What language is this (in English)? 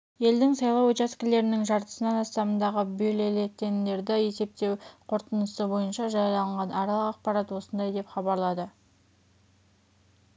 Kazakh